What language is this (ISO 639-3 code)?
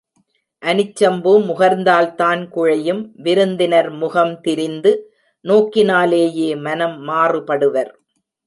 tam